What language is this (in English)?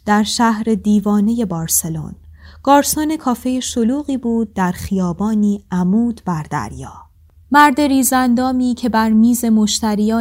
Persian